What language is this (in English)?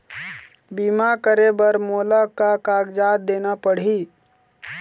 Chhattisgarhi